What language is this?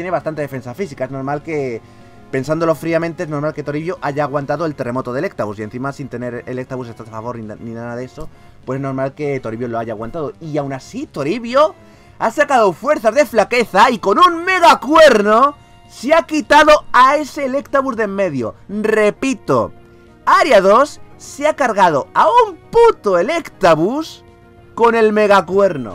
Spanish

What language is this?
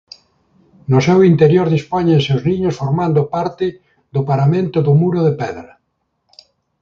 Galician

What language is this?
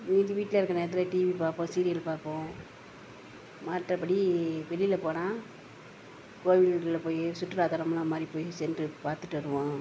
Tamil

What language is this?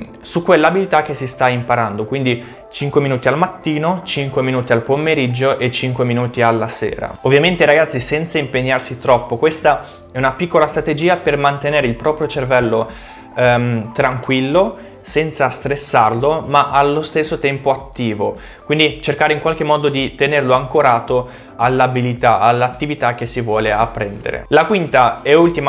Italian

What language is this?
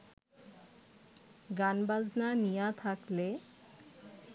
Bangla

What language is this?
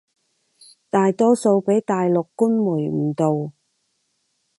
Cantonese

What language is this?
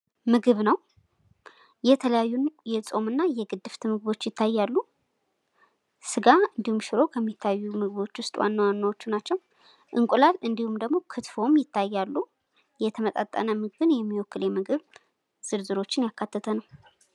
Amharic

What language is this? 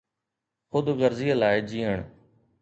Sindhi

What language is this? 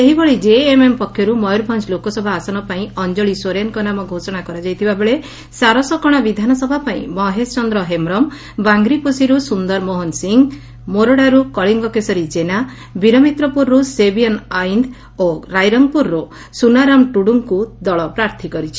Odia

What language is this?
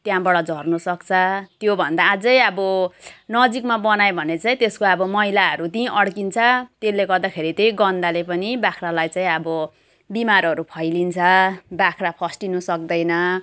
Nepali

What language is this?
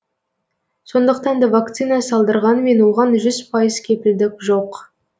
Kazakh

